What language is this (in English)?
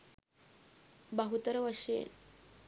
Sinhala